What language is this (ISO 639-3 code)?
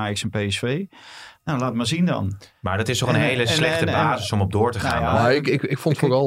nld